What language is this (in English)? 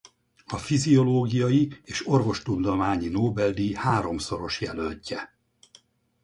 Hungarian